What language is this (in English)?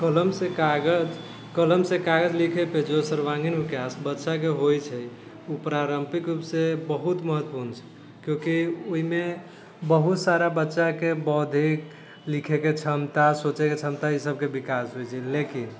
Maithili